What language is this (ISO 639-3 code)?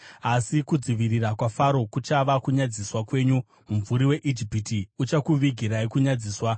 sna